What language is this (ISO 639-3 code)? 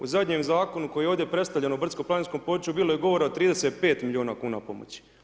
hrv